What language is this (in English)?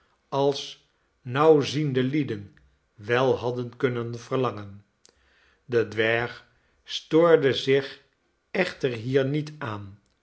Dutch